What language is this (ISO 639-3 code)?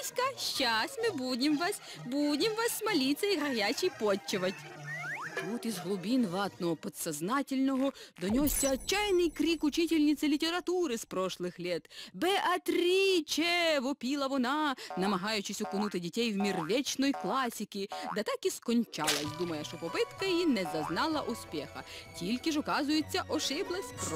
rus